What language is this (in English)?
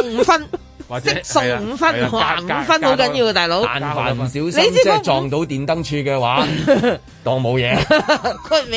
Chinese